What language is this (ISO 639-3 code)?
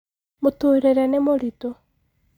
kik